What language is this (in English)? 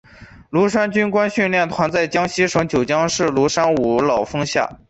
Chinese